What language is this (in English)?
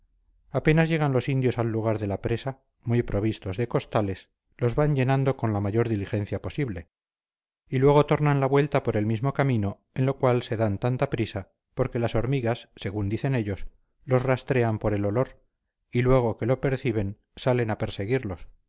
Spanish